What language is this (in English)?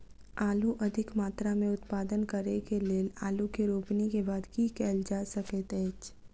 Maithili